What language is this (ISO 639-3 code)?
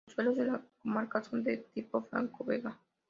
spa